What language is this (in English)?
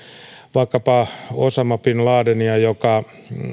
Finnish